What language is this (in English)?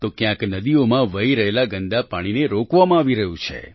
Gujarati